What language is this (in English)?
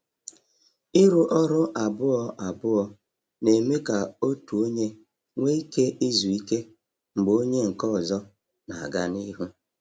Igbo